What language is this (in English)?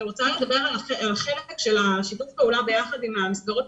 Hebrew